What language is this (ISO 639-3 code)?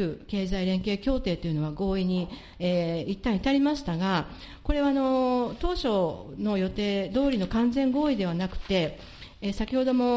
jpn